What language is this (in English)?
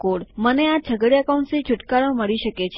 Gujarati